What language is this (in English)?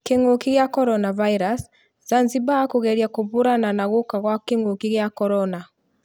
Kikuyu